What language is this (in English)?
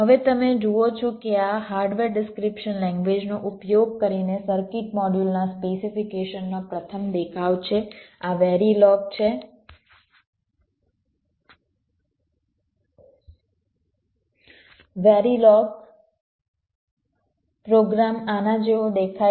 Gujarati